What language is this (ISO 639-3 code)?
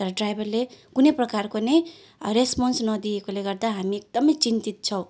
nep